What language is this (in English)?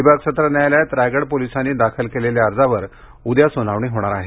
Marathi